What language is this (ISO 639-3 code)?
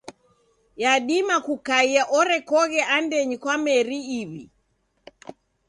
dav